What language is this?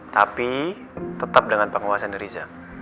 Indonesian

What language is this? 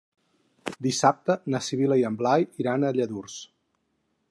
Catalan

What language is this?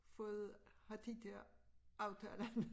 Danish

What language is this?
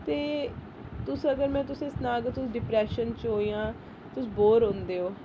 Dogri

